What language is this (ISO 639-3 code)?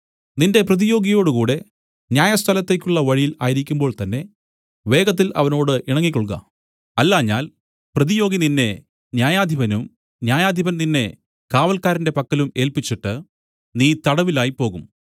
mal